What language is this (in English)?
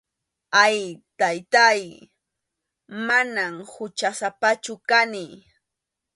Arequipa-La Unión Quechua